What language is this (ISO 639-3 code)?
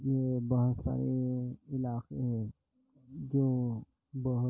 urd